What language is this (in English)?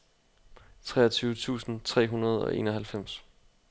Danish